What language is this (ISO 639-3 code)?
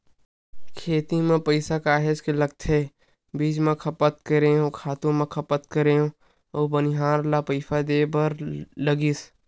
hne